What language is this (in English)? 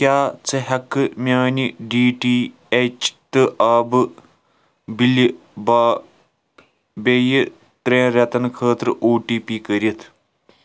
Kashmiri